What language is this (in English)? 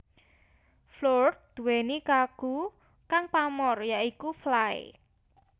Javanese